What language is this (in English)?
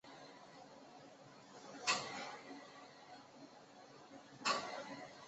Chinese